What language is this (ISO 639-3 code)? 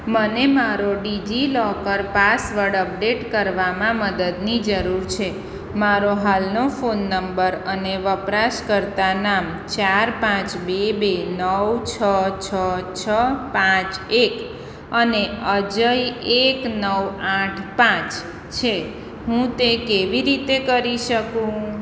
guj